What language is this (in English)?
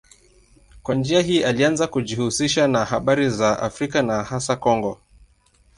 Swahili